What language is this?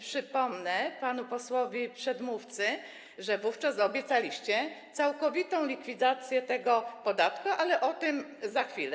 Polish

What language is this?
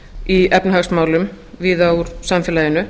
Icelandic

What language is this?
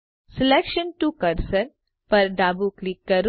Gujarati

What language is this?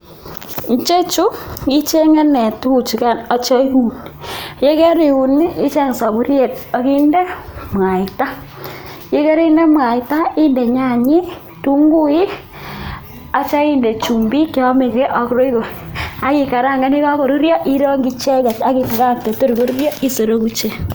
Kalenjin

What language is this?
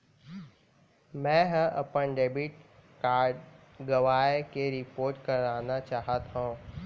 Chhattisgarhi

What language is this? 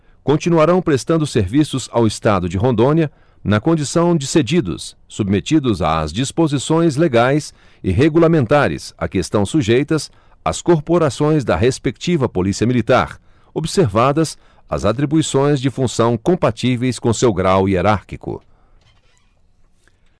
Portuguese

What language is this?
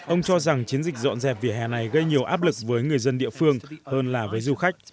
Vietnamese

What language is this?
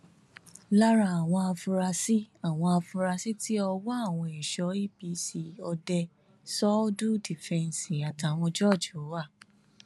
Yoruba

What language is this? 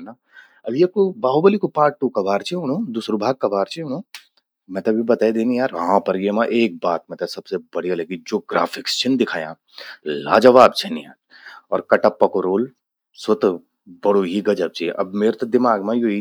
Garhwali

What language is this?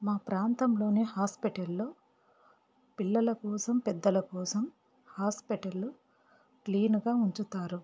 Telugu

